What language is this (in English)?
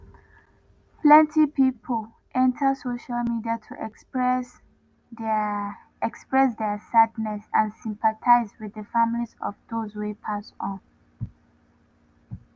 Nigerian Pidgin